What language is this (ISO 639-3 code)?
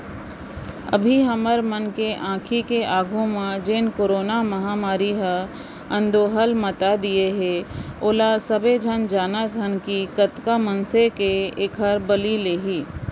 hne